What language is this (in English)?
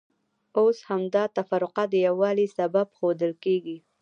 Pashto